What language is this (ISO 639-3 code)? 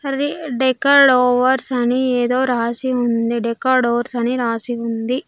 tel